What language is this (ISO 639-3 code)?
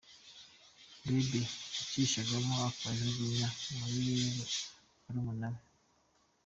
kin